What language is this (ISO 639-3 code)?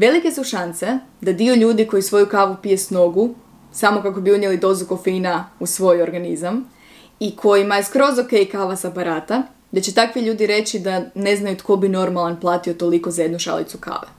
hrv